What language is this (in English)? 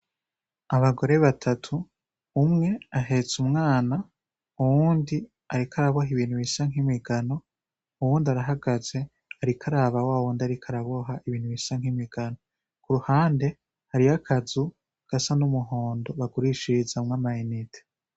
Rundi